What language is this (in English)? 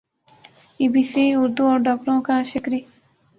Urdu